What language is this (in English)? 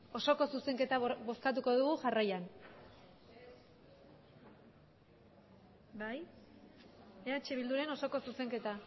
Basque